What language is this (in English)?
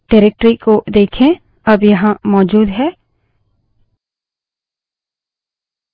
Hindi